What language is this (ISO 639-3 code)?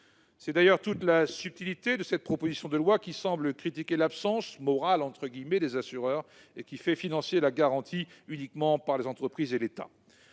fra